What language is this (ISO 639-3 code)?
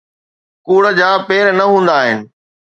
snd